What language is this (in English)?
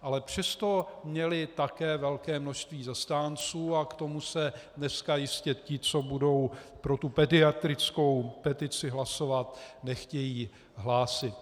Czech